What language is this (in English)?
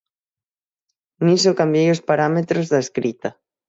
Galician